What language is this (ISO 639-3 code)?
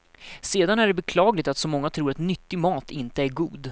swe